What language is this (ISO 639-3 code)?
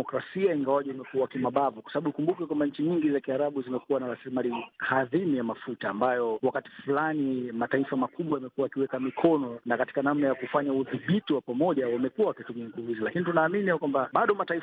swa